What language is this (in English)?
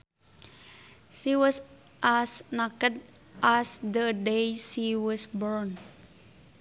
Sundanese